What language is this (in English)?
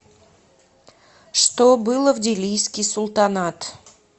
Russian